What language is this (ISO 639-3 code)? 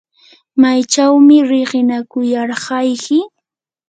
qur